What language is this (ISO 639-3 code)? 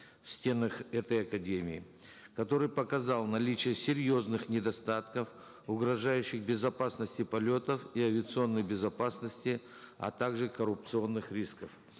kaz